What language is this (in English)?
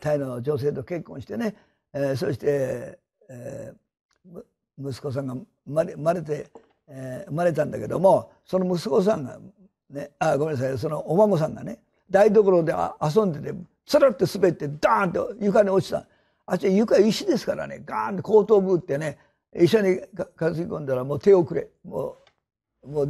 Japanese